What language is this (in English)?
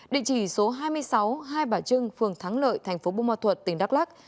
Vietnamese